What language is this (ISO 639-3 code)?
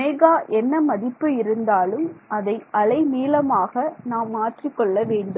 tam